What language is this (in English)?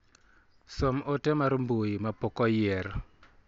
Luo (Kenya and Tanzania)